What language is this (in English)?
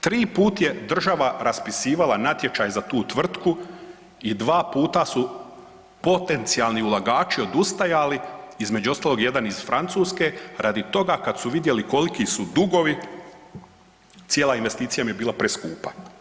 Croatian